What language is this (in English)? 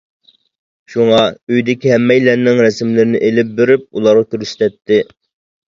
Uyghur